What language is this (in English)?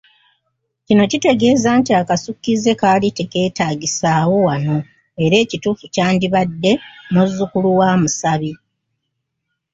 Ganda